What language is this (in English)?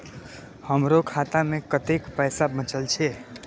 Maithili